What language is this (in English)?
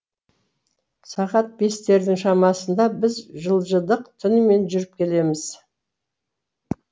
Kazakh